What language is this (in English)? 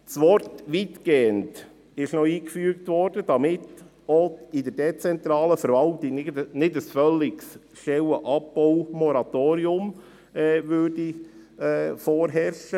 Swiss German